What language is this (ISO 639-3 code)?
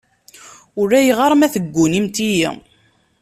kab